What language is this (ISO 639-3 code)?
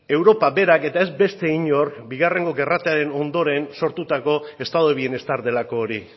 eus